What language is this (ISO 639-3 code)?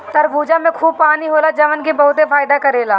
bho